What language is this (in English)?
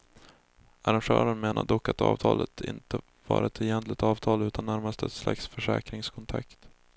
Swedish